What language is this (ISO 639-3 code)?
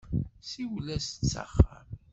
kab